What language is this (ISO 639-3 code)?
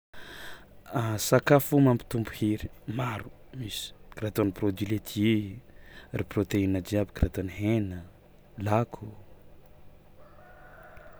xmw